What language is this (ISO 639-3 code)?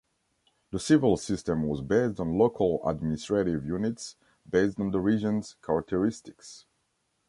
eng